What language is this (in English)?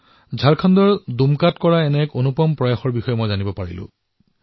Assamese